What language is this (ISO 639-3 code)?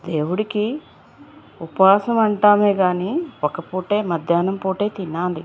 tel